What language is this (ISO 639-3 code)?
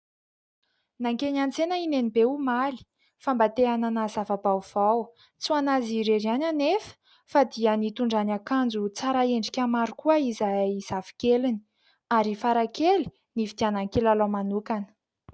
mlg